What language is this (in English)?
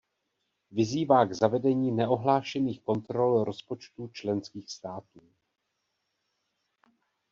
Czech